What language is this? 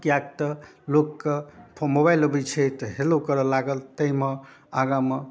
Maithili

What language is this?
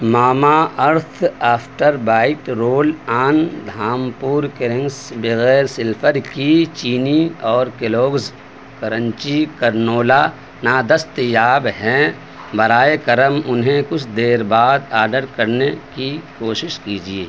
Urdu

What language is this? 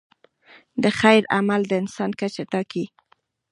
Pashto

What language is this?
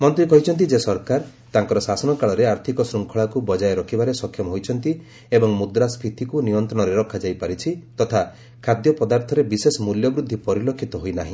Odia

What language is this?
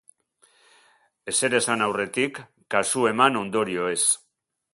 Basque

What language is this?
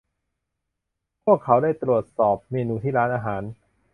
Thai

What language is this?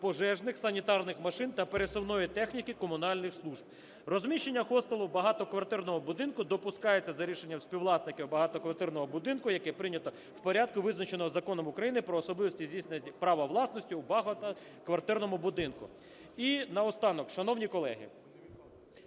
Ukrainian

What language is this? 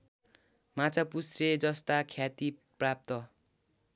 Nepali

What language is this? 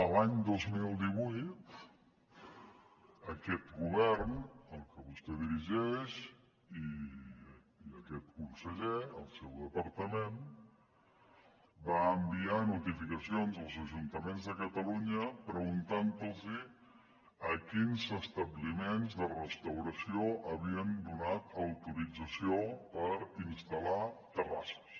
Catalan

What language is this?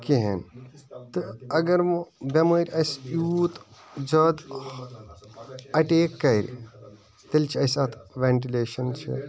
Kashmiri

